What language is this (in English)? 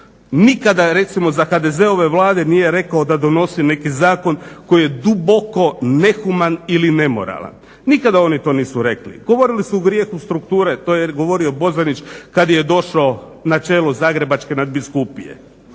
Croatian